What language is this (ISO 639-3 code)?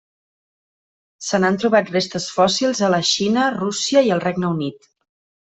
cat